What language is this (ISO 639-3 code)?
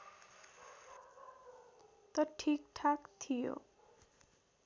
nep